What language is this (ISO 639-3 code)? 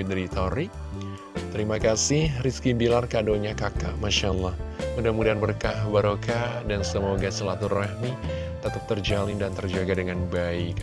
ind